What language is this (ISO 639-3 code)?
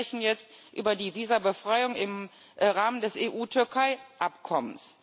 deu